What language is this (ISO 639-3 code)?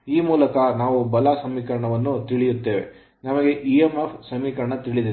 kan